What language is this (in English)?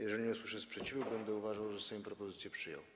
Polish